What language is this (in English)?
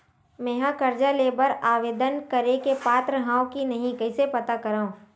Chhattisgarhi